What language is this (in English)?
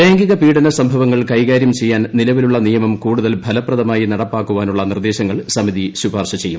Malayalam